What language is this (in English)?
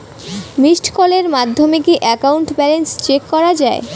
Bangla